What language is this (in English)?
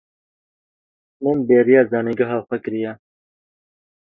Kurdish